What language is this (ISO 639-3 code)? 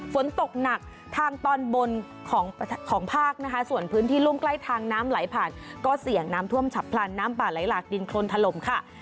tha